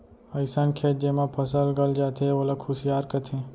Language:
Chhattisgarhi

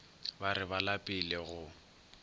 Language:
Northern Sotho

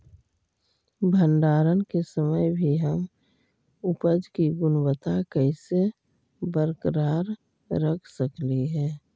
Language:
Magahi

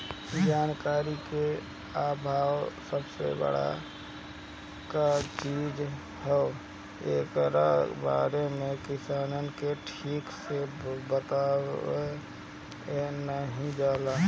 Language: Bhojpuri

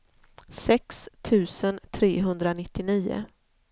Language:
Swedish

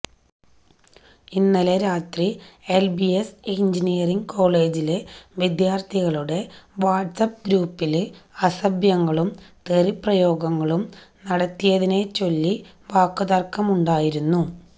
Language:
Malayalam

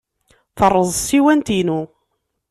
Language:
Kabyle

